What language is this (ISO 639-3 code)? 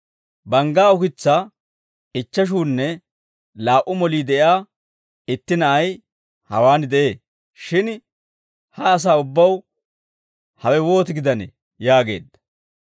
dwr